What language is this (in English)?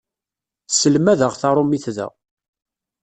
Kabyle